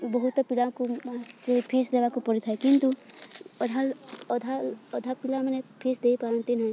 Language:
Odia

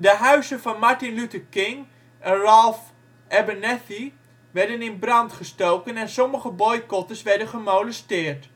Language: Dutch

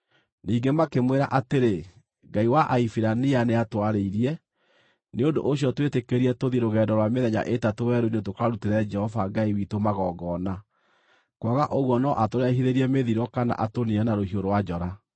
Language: Kikuyu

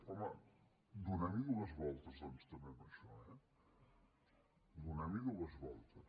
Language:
Catalan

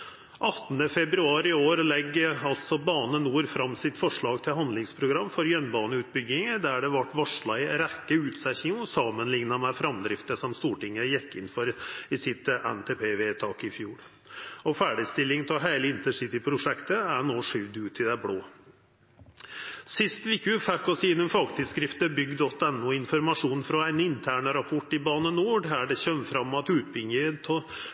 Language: Norwegian Nynorsk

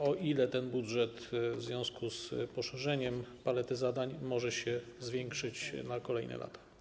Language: Polish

